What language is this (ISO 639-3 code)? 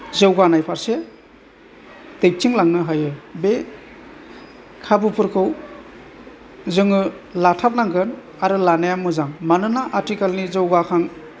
brx